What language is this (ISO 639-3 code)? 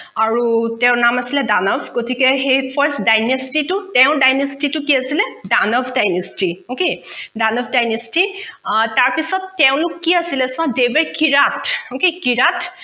asm